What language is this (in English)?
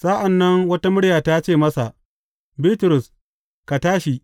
Hausa